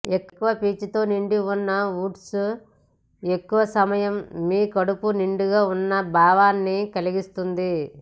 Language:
Telugu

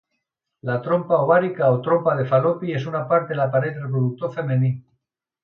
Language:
Catalan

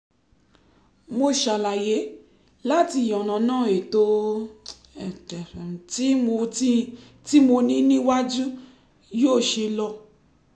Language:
Yoruba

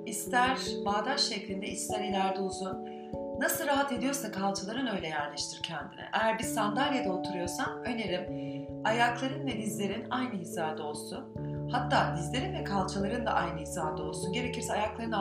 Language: Turkish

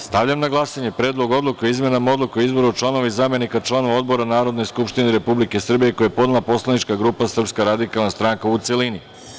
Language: Serbian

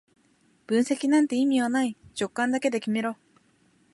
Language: Japanese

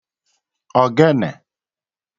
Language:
Igbo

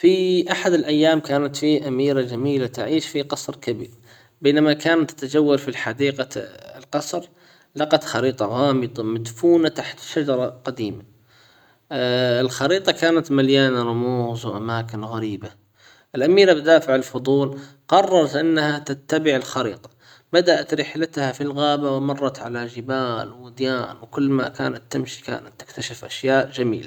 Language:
Hijazi Arabic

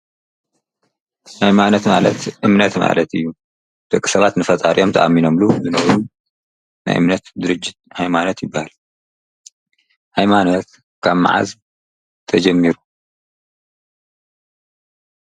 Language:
Tigrinya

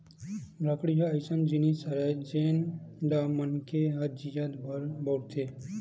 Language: Chhattisgarhi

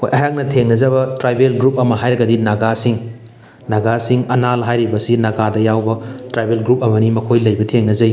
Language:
Manipuri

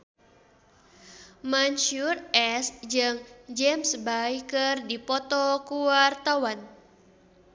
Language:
Sundanese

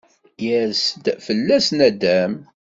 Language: Kabyle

